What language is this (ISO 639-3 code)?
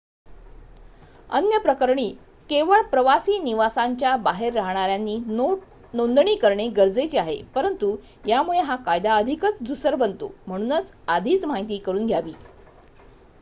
mar